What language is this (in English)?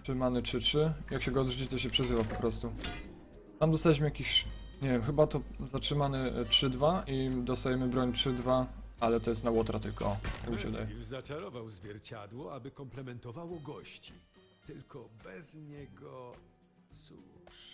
Polish